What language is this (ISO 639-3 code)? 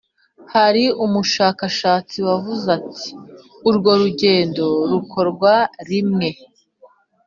kin